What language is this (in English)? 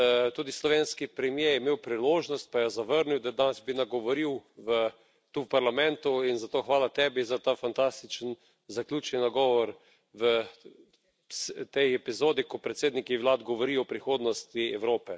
Slovenian